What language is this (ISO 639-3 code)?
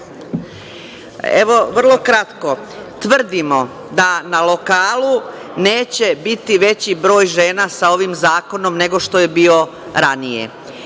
srp